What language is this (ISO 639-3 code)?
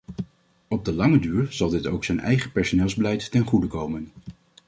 nld